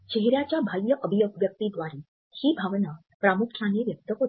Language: Marathi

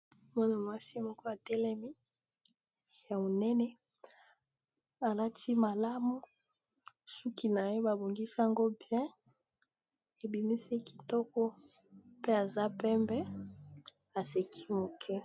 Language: Lingala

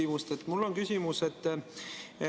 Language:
Estonian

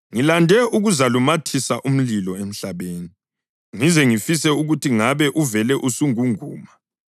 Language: North Ndebele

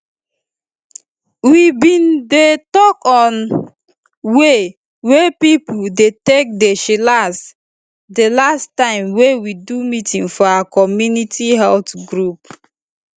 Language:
Nigerian Pidgin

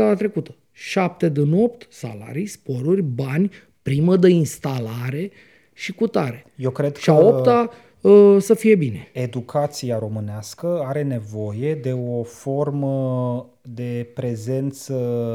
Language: Romanian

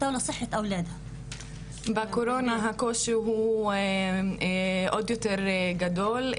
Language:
Hebrew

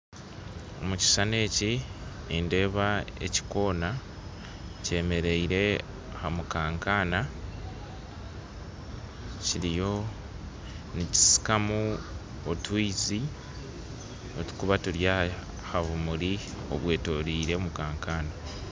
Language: Nyankole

